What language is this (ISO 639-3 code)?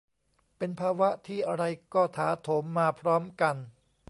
tha